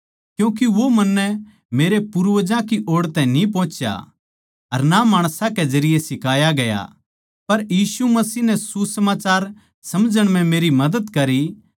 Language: Haryanvi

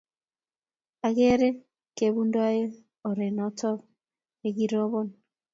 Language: Kalenjin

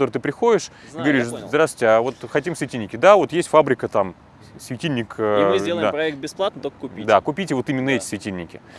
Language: Russian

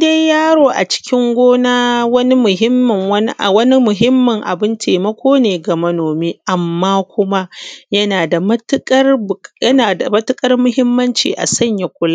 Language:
Hausa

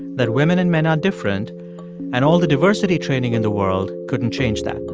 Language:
English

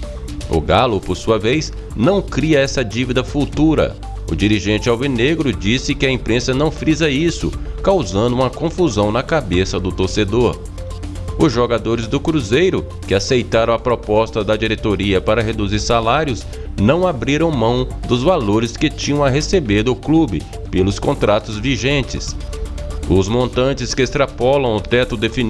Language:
Portuguese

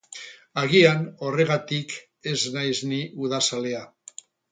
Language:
Basque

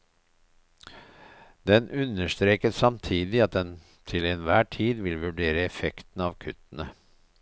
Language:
Norwegian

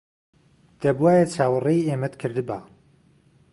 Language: Central Kurdish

